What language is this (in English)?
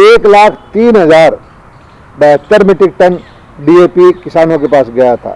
Hindi